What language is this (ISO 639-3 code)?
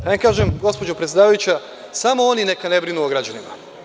srp